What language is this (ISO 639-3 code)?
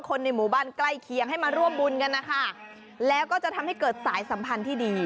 tha